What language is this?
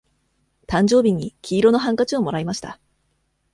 Japanese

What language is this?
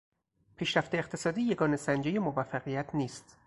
Persian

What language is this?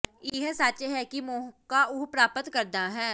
Punjabi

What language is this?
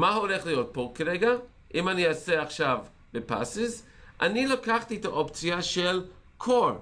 Hebrew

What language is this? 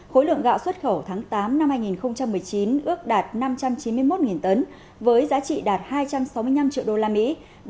Vietnamese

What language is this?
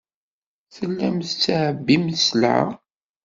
Kabyle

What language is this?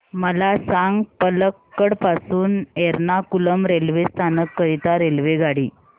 Marathi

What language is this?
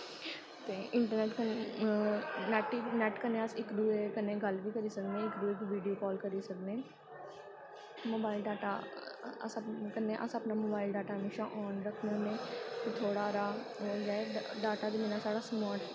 Dogri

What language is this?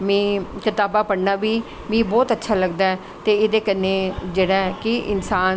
Dogri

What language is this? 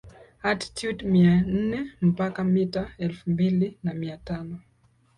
Swahili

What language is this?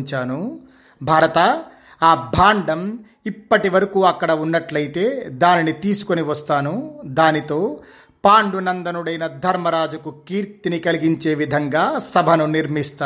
Telugu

